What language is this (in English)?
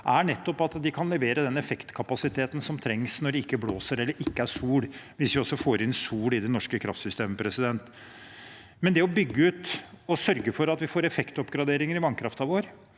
Norwegian